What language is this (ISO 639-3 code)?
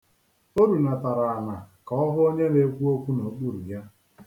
ibo